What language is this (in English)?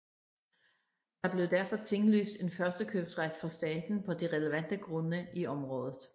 Danish